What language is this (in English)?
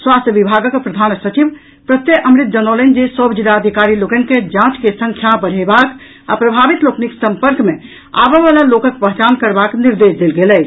Maithili